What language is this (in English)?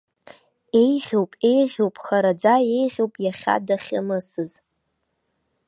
Abkhazian